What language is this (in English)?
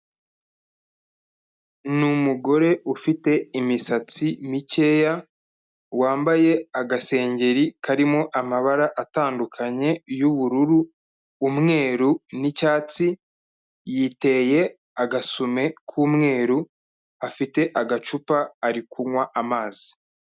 Kinyarwanda